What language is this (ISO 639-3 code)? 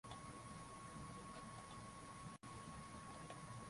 swa